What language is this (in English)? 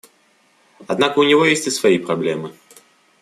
Russian